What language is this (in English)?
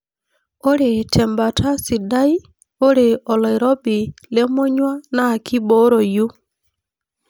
Masai